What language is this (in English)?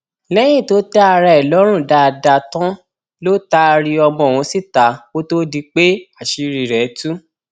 Yoruba